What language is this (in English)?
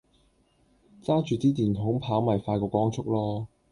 Cantonese